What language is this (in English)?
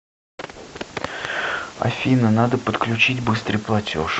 Russian